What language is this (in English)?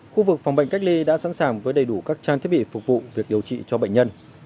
Vietnamese